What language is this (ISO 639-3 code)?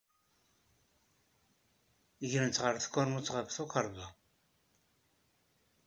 kab